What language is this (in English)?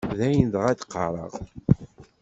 Kabyle